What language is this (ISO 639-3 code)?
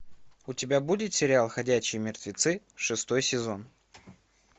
rus